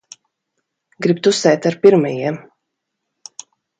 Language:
Latvian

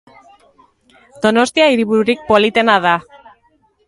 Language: Basque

